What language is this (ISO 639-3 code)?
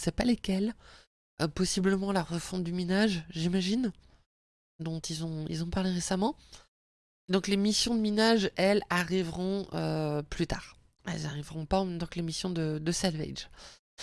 fra